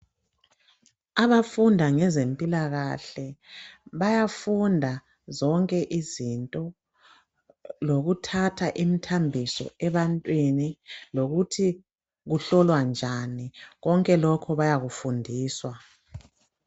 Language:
North Ndebele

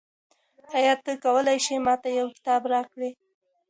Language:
Pashto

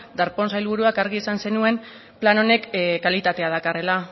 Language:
Basque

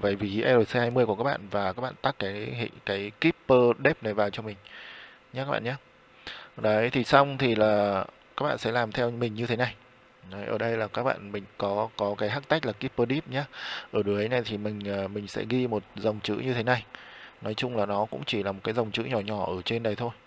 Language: Vietnamese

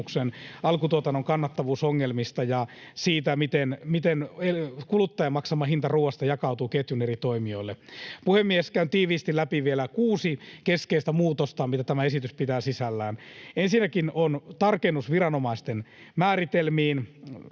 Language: Finnish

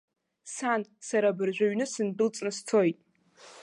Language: Abkhazian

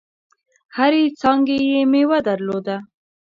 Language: Pashto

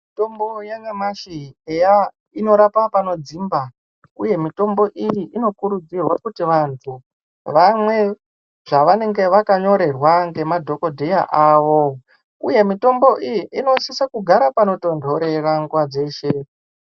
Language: Ndau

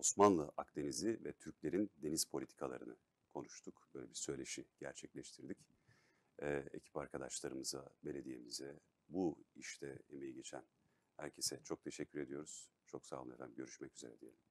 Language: Turkish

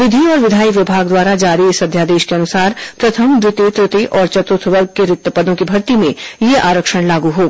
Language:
Hindi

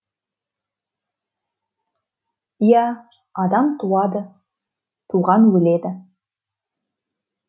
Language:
Kazakh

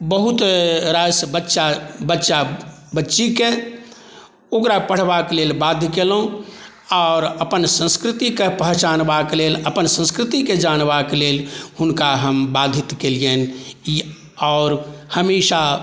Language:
Maithili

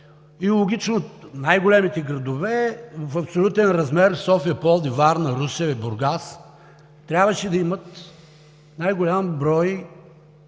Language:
Bulgarian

